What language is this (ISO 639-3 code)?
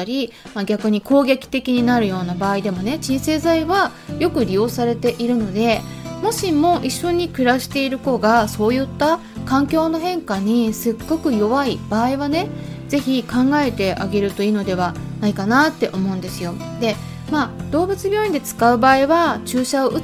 jpn